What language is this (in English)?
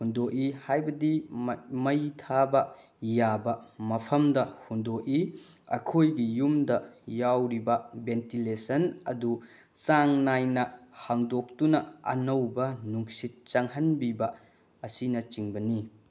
Manipuri